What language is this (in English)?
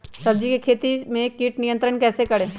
Magahi